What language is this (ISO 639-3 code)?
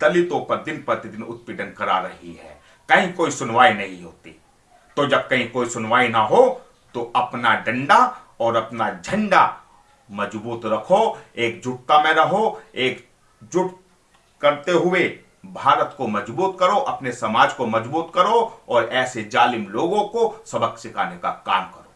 hin